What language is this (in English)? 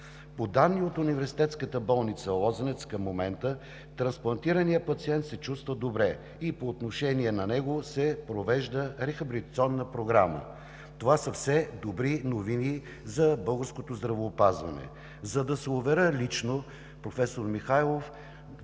Bulgarian